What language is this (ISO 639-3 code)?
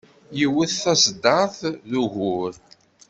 kab